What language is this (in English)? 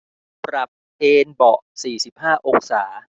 Thai